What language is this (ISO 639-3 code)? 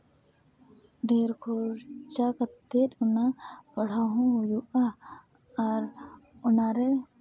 sat